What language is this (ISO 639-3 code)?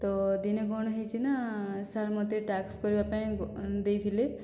ori